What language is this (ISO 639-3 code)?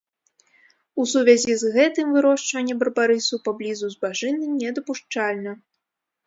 bel